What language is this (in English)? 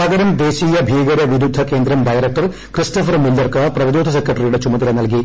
Malayalam